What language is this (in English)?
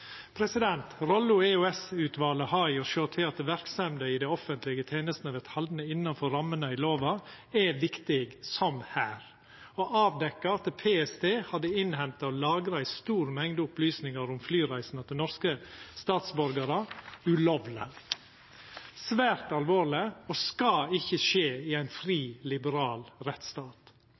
Norwegian Nynorsk